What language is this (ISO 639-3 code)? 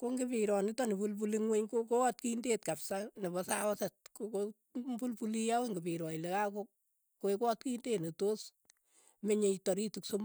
eyo